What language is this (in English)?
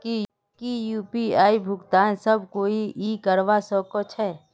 Magahi